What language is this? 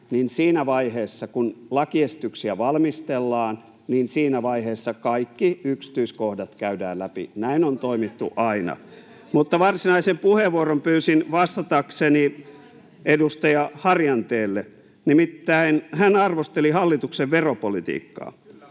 Finnish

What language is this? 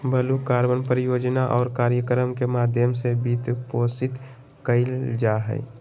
Magahi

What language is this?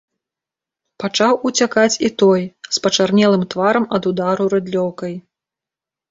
Belarusian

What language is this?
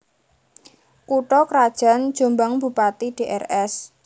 Javanese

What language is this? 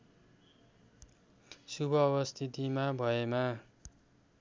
Nepali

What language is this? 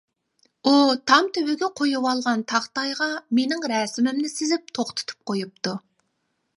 Uyghur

